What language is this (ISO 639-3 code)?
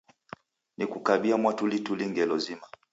dav